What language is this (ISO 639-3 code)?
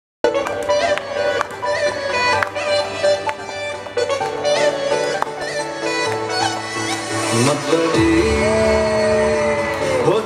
ron